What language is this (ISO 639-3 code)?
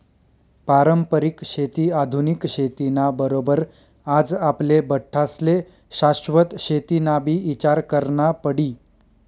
mar